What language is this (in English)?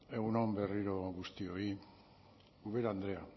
Basque